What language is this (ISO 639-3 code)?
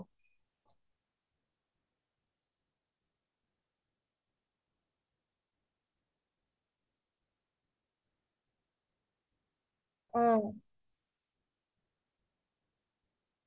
asm